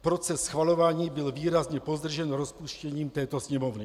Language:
Czech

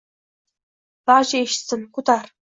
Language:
Uzbek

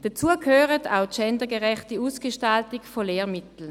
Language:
Swiss German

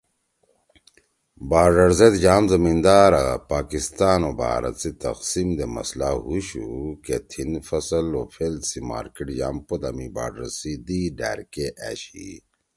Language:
Torwali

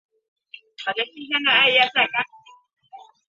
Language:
Chinese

